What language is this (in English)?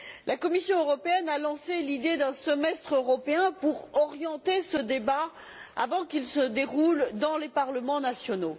French